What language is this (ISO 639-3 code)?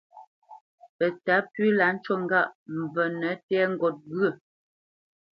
bce